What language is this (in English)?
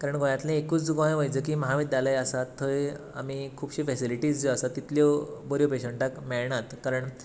Konkani